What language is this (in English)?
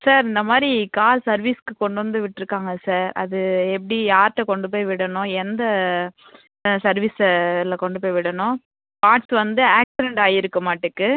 Tamil